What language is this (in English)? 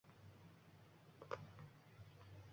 Uzbek